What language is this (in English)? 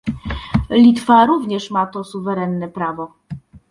Polish